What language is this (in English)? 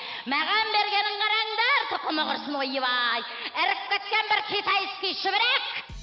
Kazakh